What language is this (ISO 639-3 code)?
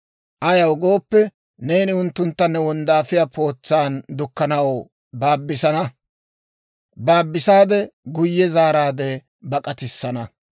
dwr